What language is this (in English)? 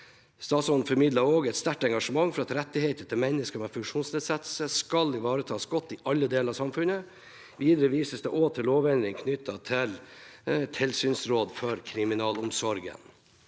Norwegian